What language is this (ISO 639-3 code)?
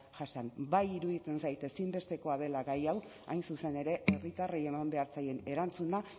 eus